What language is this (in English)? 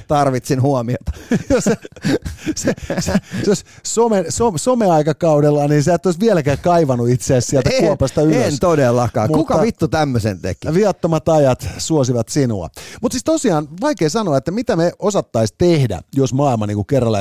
Finnish